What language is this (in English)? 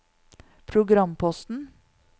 Norwegian